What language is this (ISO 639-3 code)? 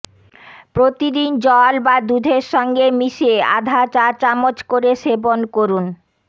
ben